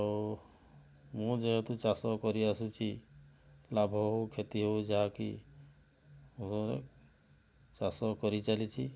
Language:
Odia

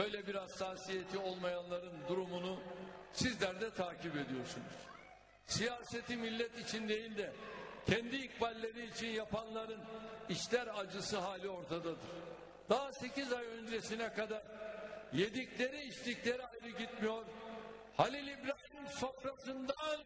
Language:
Turkish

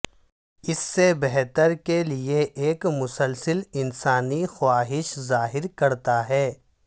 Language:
Urdu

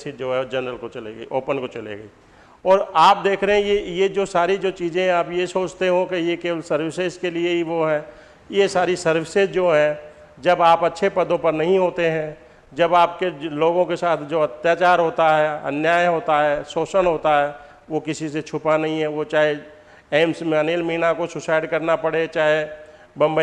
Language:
Hindi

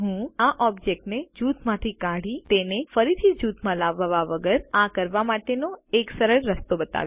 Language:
Gujarati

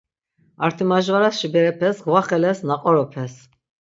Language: Laz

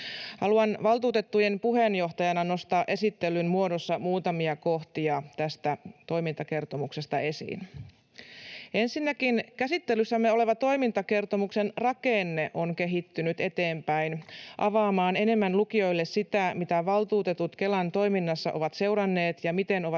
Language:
Finnish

